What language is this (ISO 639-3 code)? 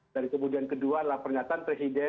ind